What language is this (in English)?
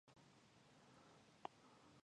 Pashto